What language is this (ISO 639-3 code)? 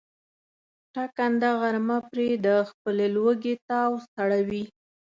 pus